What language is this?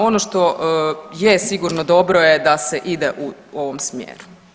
Croatian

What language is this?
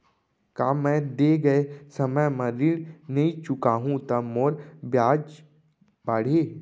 Chhattisgarhi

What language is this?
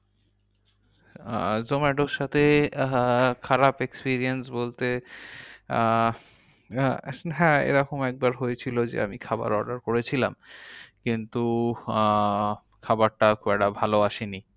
Bangla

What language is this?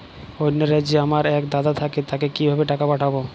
Bangla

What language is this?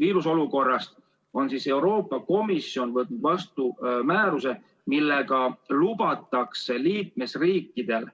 Estonian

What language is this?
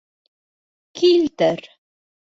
Bashkir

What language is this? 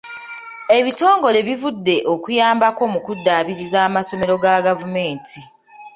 Ganda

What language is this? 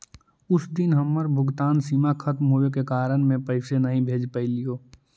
Magahi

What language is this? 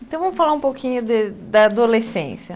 Portuguese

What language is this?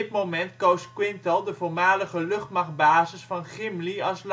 Dutch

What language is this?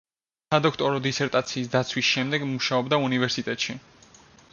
Georgian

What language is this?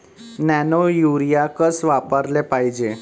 Marathi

